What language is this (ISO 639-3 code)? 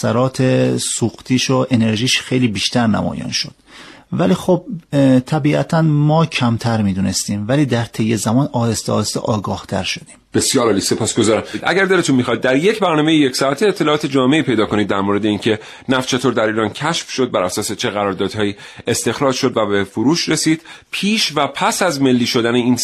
fas